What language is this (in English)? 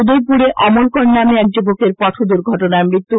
Bangla